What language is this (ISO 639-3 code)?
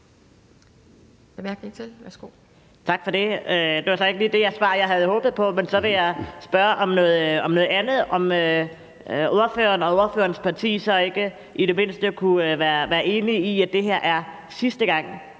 dan